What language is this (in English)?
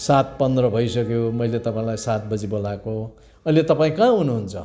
Nepali